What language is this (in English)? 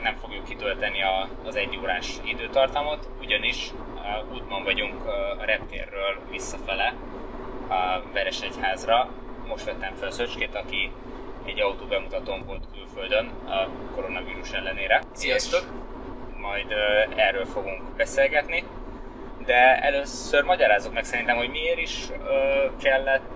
Hungarian